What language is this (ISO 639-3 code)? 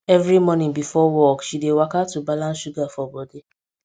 pcm